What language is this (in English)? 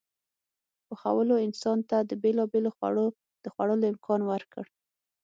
Pashto